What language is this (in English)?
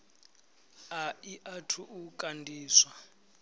Venda